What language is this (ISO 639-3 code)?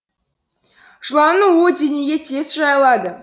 kaz